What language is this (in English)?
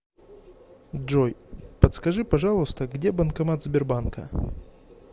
Russian